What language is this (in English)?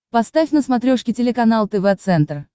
Russian